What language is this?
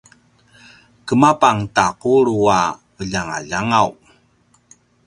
Paiwan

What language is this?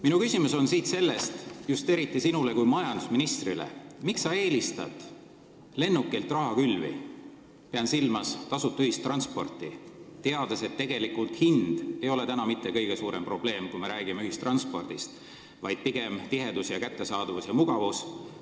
Estonian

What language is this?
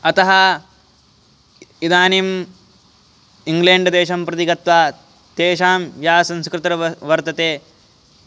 Sanskrit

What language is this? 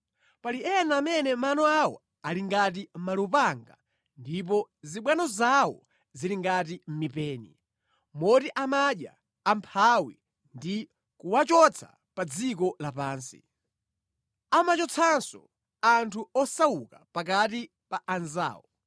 Nyanja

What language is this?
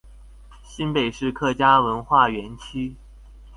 Chinese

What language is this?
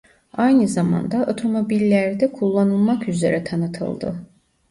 Turkish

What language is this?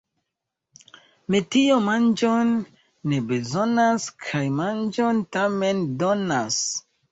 Esperanto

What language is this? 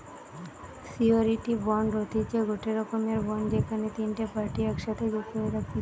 Bangla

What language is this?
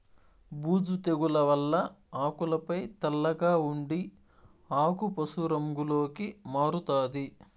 Telugu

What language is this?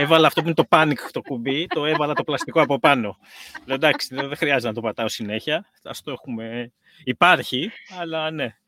Greek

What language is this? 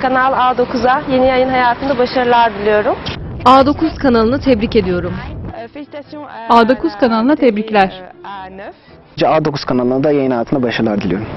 Turkish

